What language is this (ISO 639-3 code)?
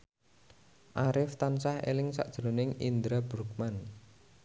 jav